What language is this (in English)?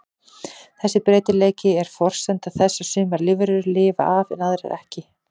Icelandic